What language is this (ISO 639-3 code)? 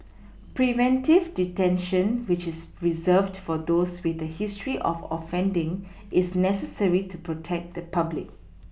eng